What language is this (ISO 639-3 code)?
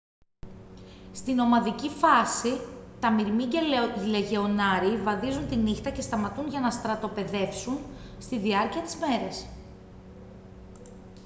ell